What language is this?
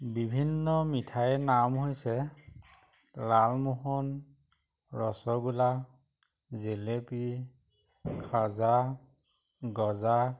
Assamese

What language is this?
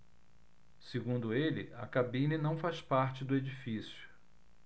Portuguese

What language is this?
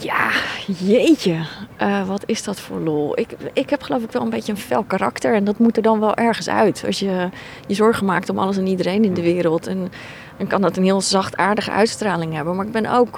Dutch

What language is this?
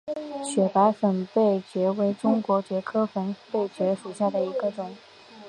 Chinese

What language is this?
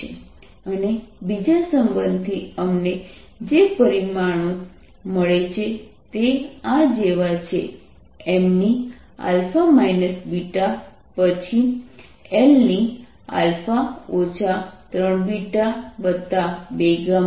Gujarati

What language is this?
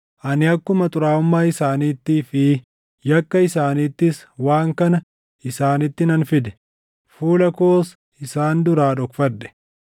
Oromo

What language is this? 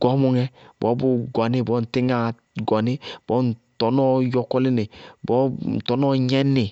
Bago-Kusuntu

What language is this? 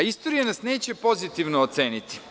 Serbian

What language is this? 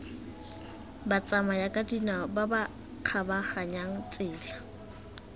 Tswana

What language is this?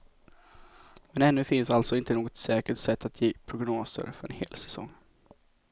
Swedish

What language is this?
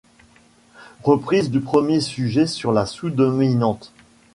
French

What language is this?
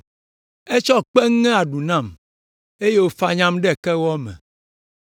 Ewe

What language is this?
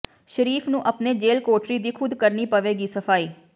Punjabi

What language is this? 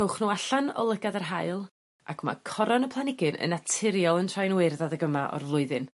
Welsh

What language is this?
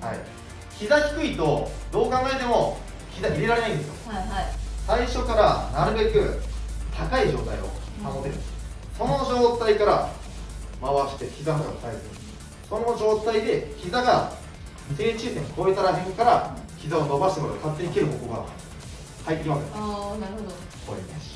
Japanese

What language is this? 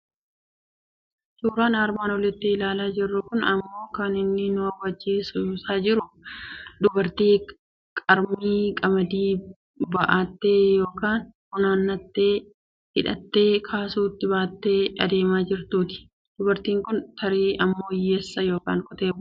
Oromo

